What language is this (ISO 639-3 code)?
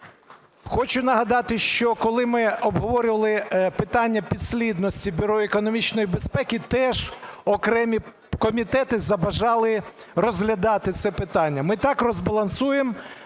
ukr